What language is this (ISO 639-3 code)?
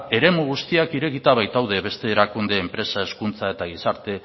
eus